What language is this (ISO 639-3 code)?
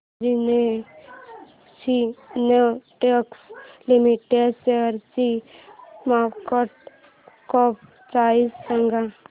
mar